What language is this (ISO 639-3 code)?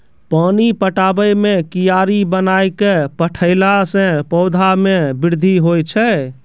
mai